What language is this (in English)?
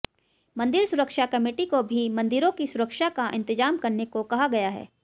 Hindi